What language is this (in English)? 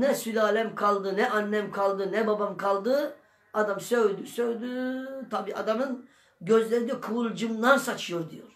Turkish